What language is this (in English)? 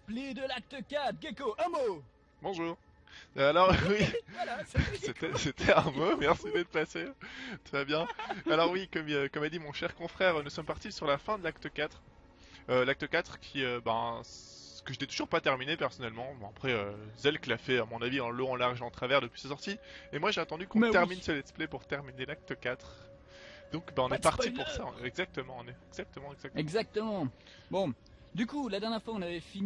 French